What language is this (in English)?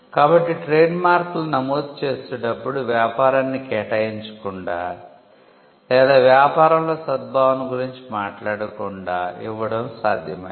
Telugu